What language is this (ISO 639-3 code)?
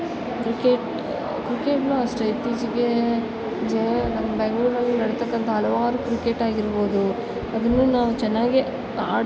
kan